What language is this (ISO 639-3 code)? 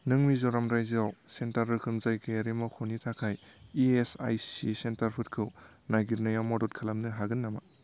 brx